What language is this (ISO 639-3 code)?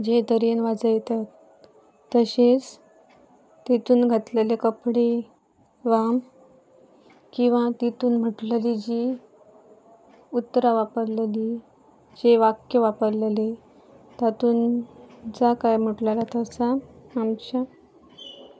kok